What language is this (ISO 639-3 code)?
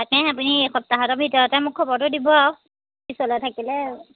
asm